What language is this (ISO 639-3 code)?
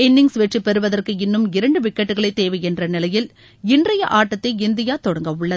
tam